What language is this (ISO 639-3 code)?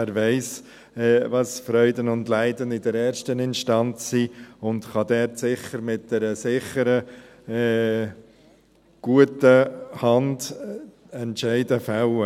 gsw